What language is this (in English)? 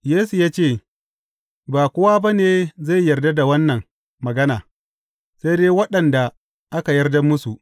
Hausa